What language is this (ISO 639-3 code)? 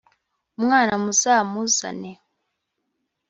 kin